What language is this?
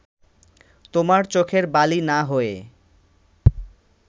Bangla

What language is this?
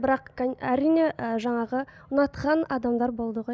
Kazakh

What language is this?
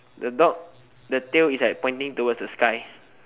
English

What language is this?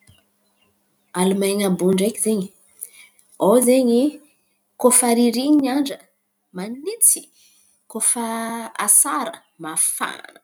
Antankarana Malagasy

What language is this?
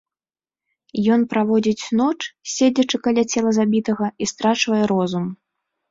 Belarusian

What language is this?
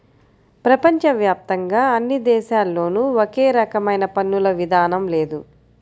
Telugu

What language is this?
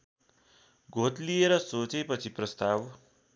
Nepali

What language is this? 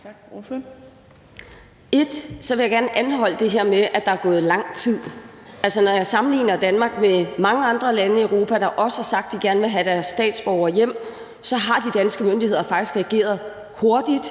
Danish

